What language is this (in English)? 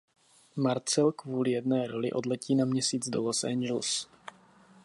Czech